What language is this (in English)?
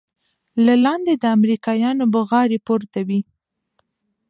Pashto